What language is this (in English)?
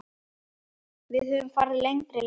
Icelandic